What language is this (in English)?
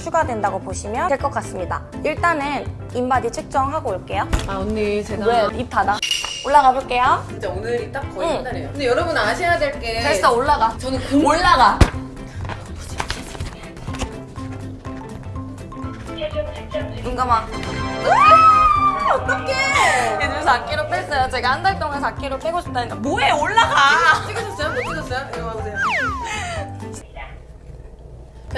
Korean